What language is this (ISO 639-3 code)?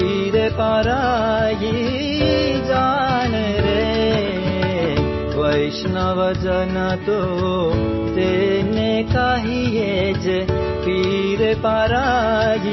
guj